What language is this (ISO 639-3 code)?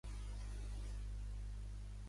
cat